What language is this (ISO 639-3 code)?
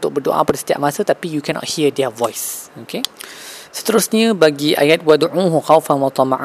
msa